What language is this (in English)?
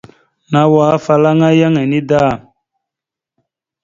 Mada (Cameroon)